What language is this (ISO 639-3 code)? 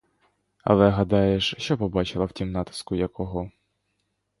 ukr